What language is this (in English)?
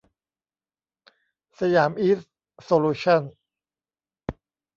Thai